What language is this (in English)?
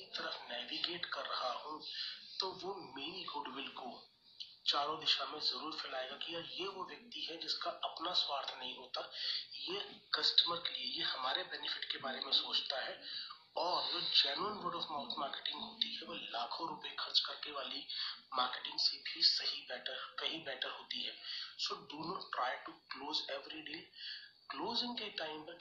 Hindi